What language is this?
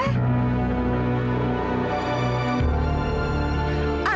Indonesian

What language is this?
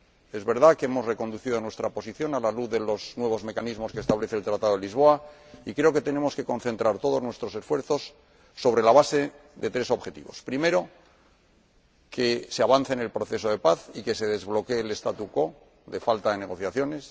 Spanish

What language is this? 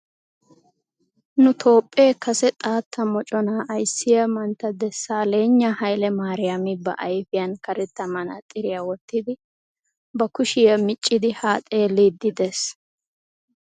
Wolaytta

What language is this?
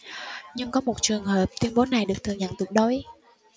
Vietnamese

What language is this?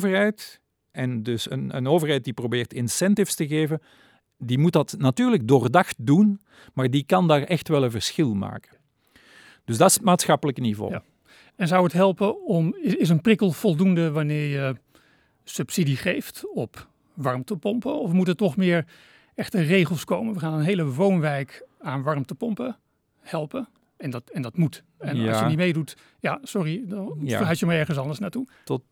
Dutch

